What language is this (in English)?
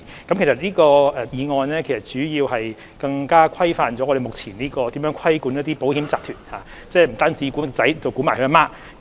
Cantonese